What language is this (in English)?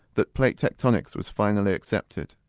English